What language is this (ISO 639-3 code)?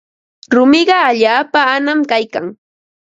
qva